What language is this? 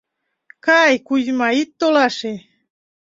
Mari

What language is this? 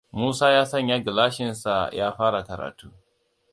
Hausa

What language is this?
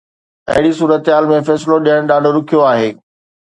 Sindhi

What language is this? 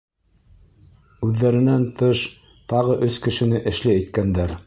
Bashkir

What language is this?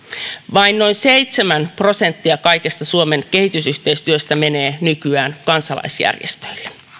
Finnish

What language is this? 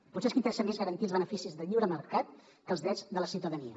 Catalan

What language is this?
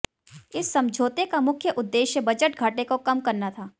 Hindi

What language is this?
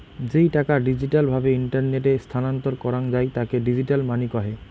Bangla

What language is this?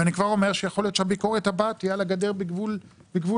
Hebrew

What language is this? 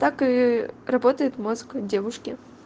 Russian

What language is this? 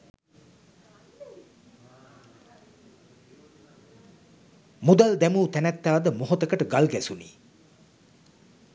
Sinhala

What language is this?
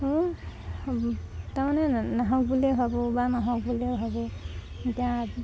Assamese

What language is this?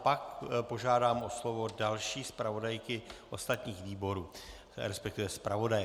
Czech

